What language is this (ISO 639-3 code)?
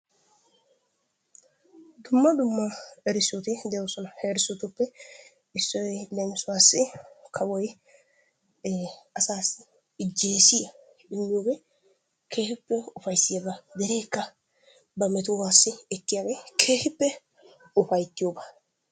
wal